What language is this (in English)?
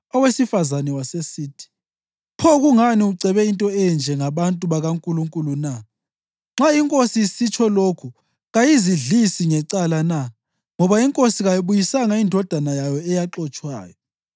North Ndebele